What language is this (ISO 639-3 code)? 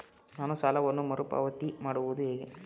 kan